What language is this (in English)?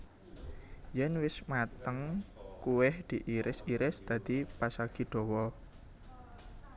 Javanese